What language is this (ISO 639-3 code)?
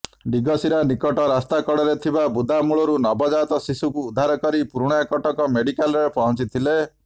ori